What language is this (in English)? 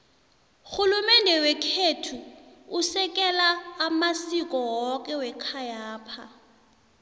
South Ndebele